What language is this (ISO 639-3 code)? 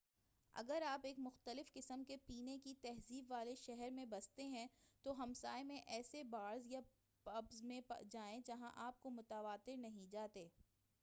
urd